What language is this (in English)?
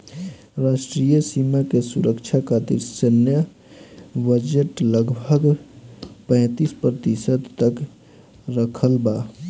Bhojpuri